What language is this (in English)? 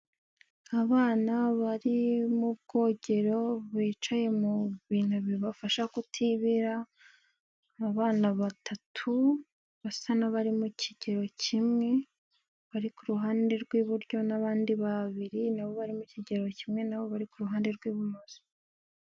Kinyarwanda